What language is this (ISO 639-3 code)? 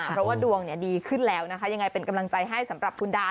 tha